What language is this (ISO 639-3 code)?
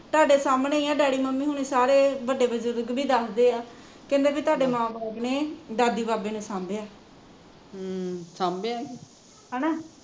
pan